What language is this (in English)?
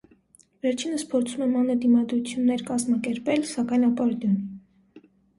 Armenian